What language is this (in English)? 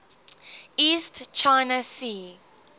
English